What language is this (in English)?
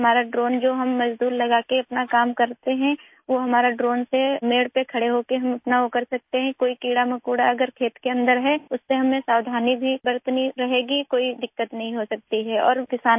Urdu